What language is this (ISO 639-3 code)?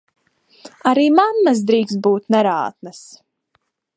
lav